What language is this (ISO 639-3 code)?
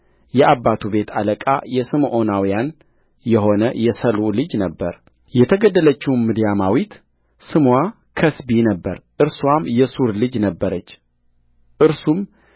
amh